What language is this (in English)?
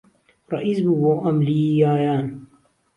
Central Kurdish